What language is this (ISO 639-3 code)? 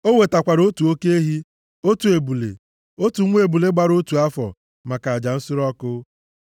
ibo